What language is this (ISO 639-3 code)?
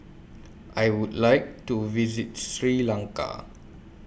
eng